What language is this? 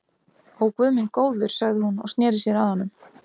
Icelandic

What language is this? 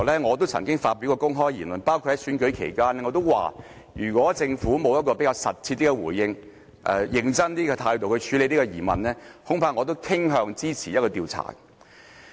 Cantonese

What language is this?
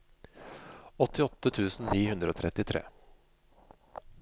Norwegian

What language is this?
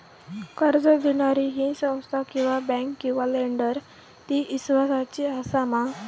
Marathi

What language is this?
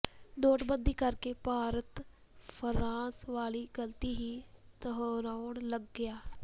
Punjabi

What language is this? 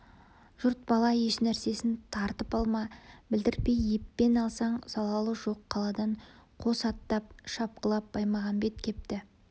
Kazakh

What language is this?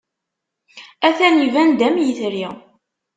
Kabyle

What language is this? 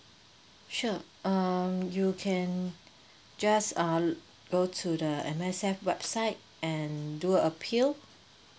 English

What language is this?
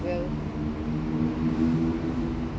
English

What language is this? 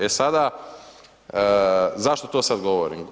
Croatian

